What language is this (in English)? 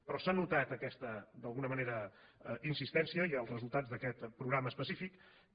Catalan